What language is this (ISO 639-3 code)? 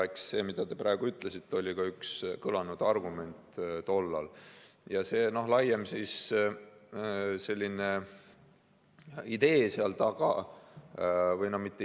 est